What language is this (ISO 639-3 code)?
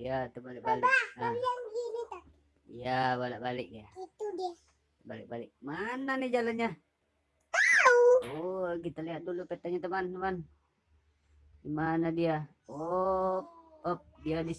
ind